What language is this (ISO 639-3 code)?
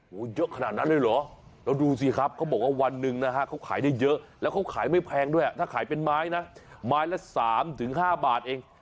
tha